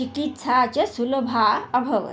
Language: Sanskrit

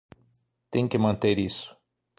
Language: Portuguese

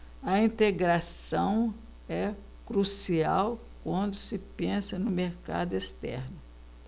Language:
Portuguese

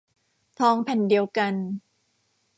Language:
Thai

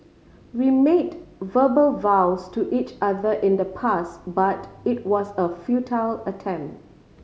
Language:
English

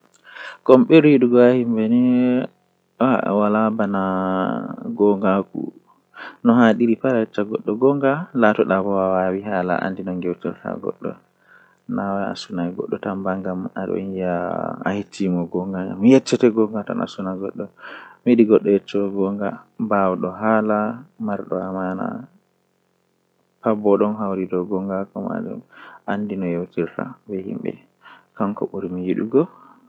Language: Western Niger Fulfulde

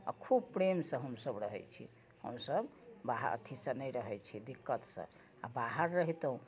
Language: Maithili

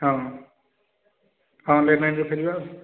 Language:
Odia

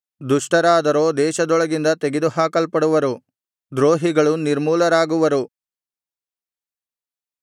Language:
Kannada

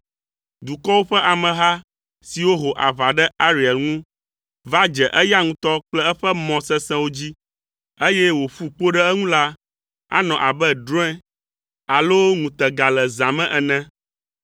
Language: Ewe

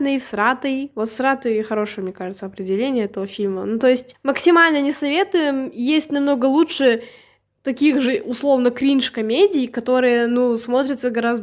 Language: Russian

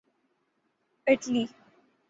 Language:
Urdu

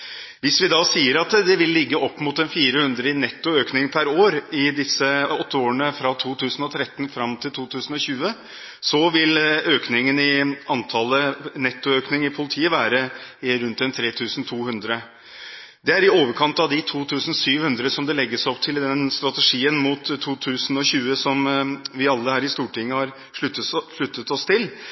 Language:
Norwegian Bokmål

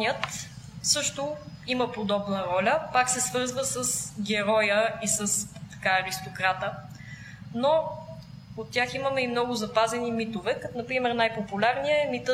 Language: Bulgarian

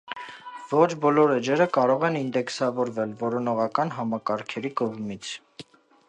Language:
Armenian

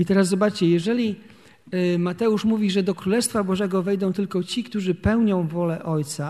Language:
Polish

